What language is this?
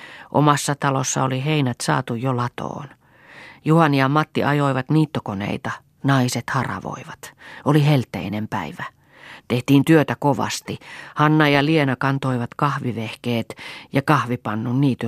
Finnish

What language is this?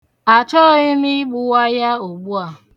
Igbo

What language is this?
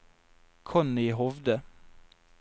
Norwegian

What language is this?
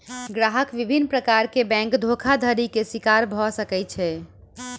Maithili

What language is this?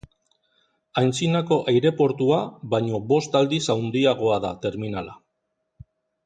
Basque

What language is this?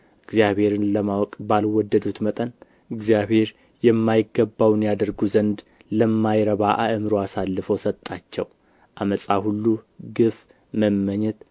Amharic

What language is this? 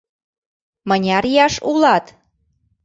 Mari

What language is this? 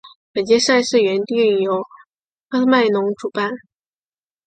Chinese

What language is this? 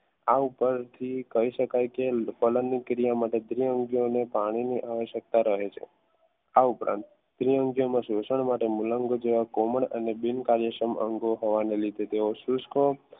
Gujarati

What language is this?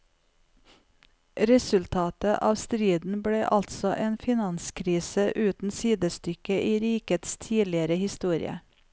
Norwegian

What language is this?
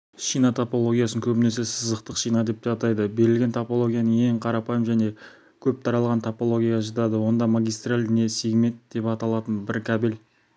Kazakh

